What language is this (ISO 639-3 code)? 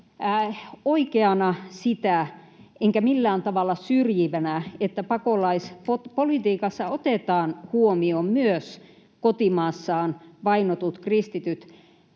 fin